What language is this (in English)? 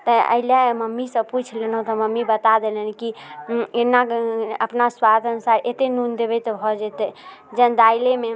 Maithili